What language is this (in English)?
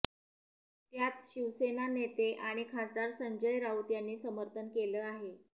Marathi